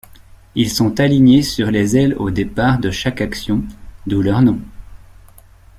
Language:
French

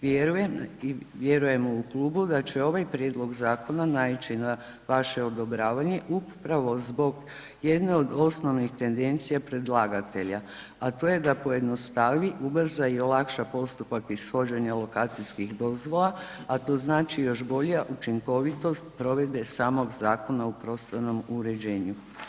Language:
Croatian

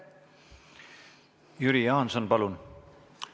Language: Estonian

